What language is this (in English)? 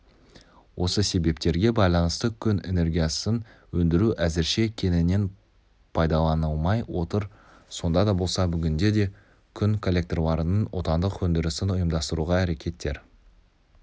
Kazakh